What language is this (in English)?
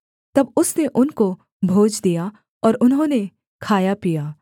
Hindi